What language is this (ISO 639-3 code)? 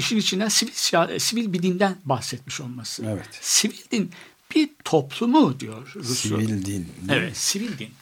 tur